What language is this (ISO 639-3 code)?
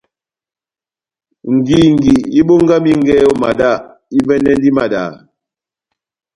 bnm